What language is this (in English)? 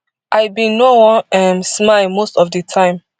Nigerian Pidgin